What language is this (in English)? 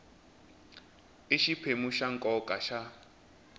Tsonga